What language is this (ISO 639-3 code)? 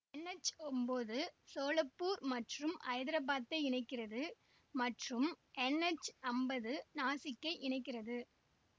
tam